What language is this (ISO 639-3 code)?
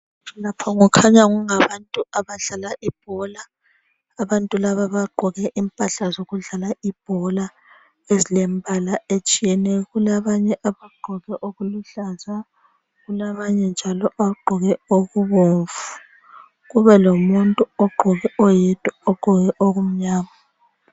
nde